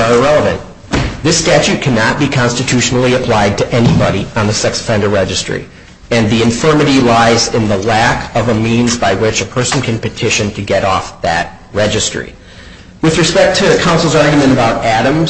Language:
English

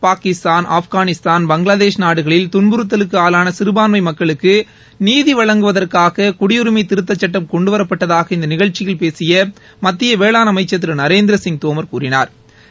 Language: Tamil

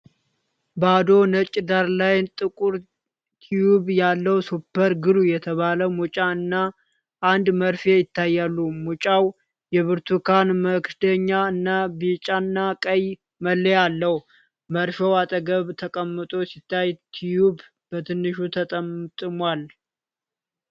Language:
Amharic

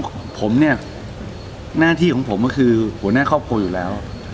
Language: Thai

